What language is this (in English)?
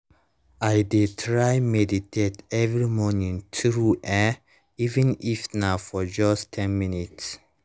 Nigerian Pidgin